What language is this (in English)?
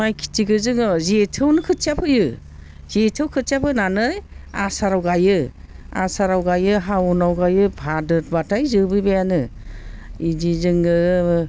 Bodo